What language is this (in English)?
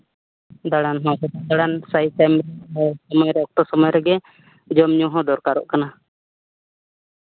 Santali